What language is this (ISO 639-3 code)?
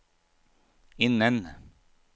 nor